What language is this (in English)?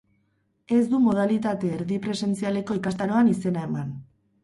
Basque